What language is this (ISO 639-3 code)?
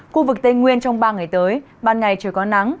vie